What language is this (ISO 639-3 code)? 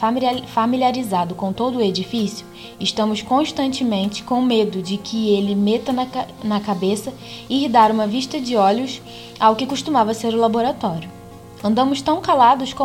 por